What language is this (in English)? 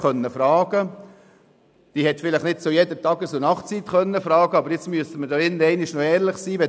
Swiss German